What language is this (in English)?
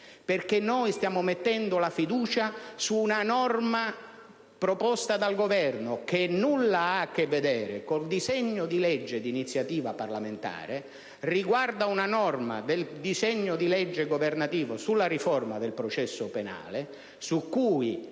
Italian